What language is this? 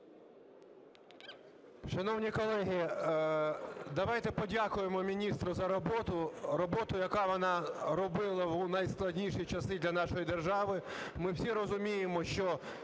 Ukrainian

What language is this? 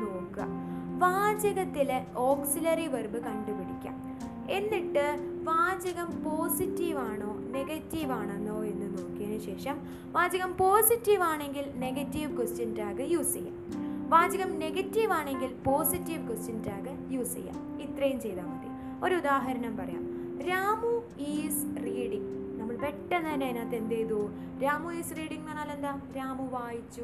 Malayalam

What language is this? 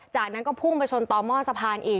Thai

